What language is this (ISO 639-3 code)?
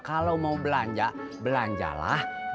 ind